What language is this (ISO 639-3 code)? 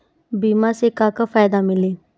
bho